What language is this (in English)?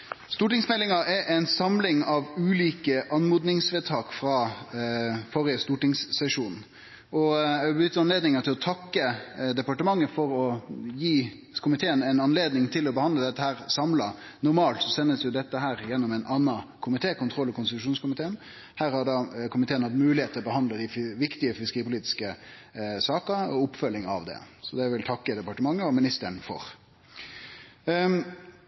Norwegian Nynorsk